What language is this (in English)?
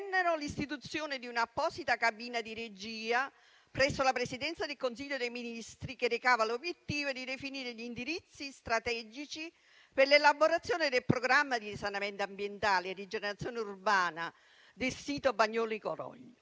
Italian